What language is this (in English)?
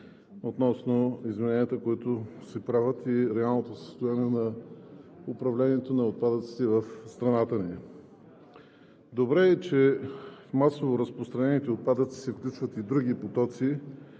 Bulgarian